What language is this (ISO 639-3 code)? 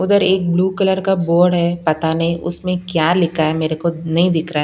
hin